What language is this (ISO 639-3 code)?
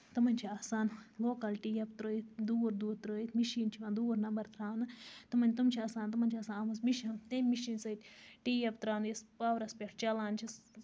kas